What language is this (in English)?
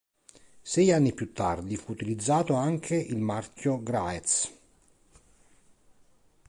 Italian